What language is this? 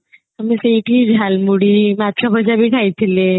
Odia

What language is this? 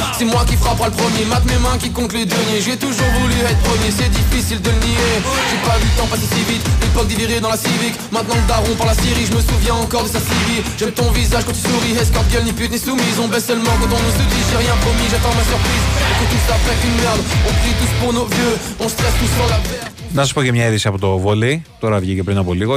Greek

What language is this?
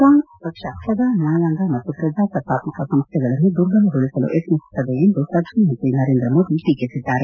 Kannada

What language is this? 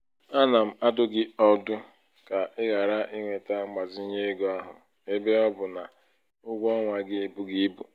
Igbo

